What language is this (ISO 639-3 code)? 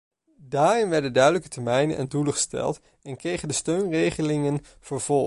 nld